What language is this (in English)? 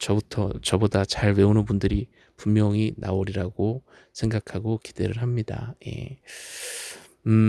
Korean